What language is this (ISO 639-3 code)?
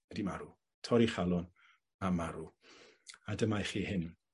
cym